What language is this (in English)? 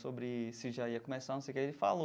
Portuguese